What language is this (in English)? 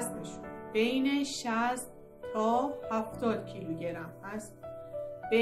Persian